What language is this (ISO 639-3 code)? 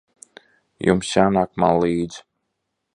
lav